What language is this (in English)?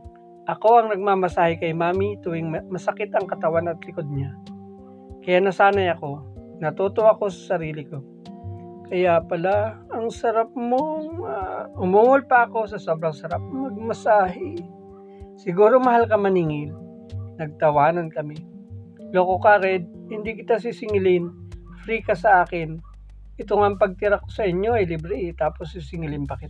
Filipino